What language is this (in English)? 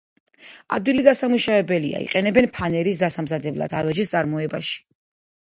Georgian